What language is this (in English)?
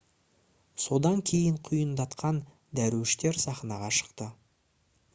Kazakh